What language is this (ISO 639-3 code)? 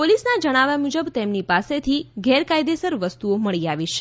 guj